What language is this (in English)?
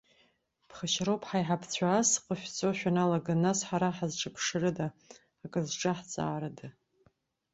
Abkhazian